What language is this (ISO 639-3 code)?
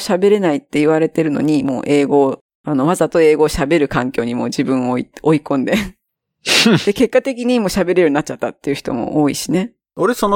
jpn